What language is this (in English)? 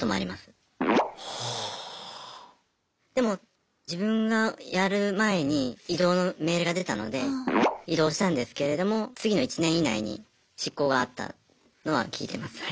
Japanese